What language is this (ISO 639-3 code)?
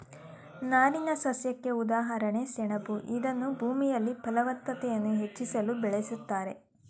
kan